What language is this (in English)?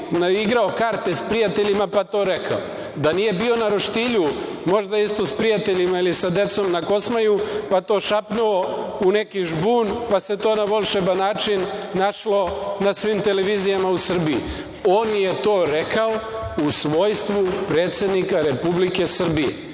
Serbian